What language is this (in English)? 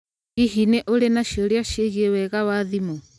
Kikuyu